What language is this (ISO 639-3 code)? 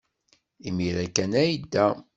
kab